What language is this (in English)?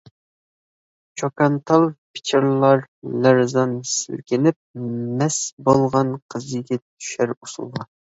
Uyghur